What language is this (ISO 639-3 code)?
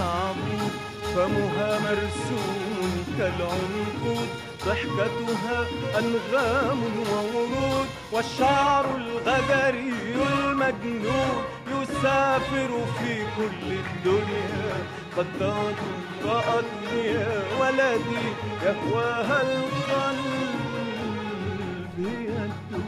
ara